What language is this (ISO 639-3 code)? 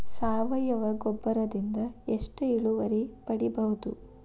kan